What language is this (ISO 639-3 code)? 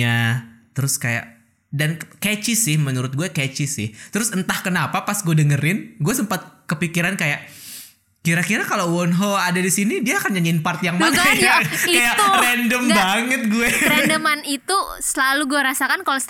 ind